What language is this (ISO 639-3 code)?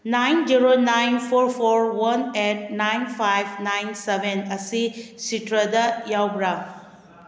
mni